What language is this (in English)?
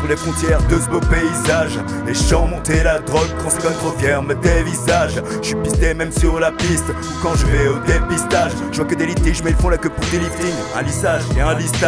French